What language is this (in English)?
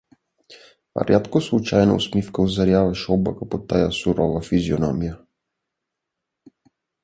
Bulgarian